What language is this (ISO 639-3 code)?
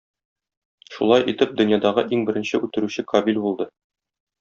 tat